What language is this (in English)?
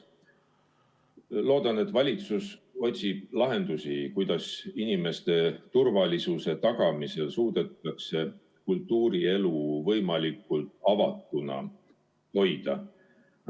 Estonian